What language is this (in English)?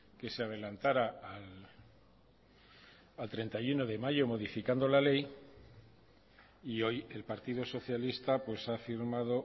Spanish